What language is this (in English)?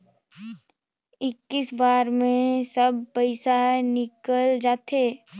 Chhattisgarhi